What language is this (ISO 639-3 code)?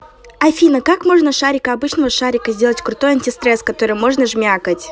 rus